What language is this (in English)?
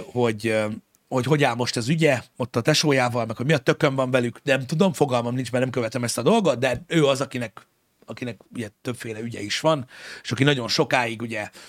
Hungarian